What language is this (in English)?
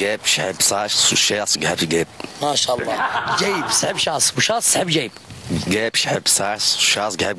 Arabic